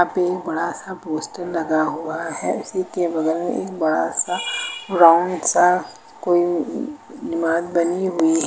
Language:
Hindi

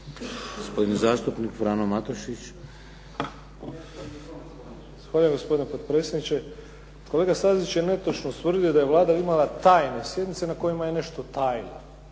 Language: Croatian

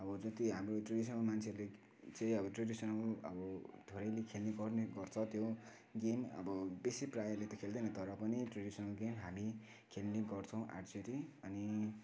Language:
Nepali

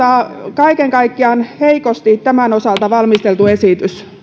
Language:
Finnish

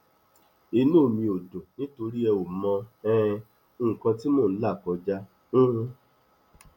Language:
Yoruba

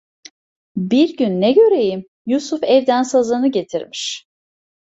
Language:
Turkish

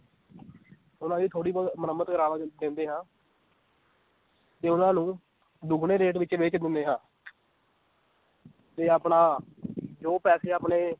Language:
Punjabi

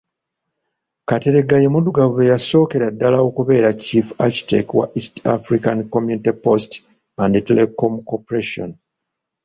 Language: Ganda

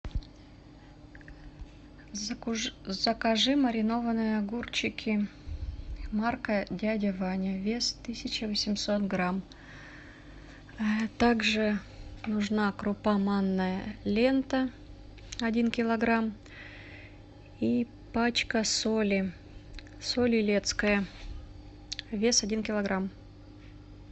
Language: Russian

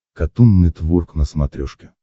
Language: Russian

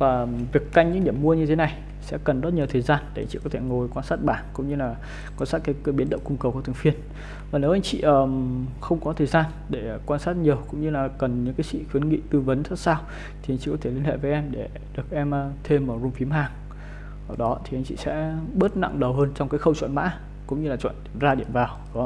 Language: Vietnamese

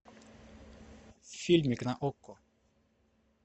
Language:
Russian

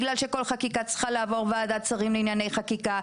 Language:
Hebrew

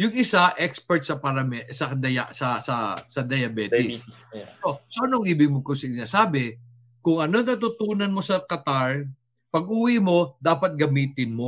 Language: Filipino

